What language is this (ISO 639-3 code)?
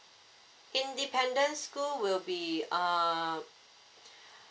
eng